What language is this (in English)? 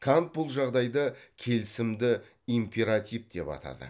Kazakh